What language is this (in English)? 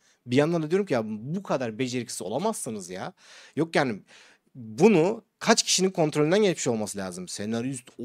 Turkish